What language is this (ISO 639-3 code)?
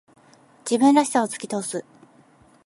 jpn